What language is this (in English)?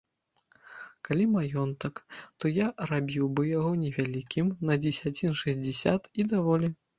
Belarusian